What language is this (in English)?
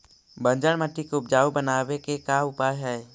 Magahi